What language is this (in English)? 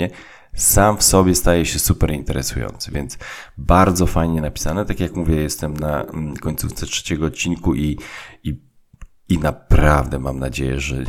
Polish